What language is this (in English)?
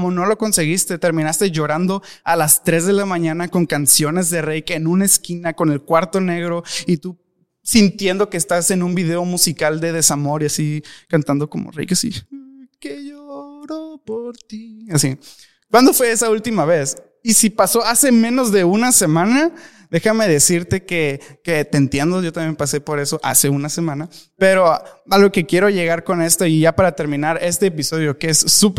Spanish